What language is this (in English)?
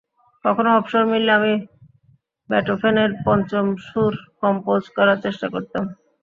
Bangla